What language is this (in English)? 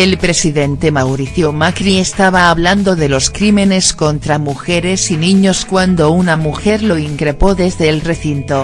Spanish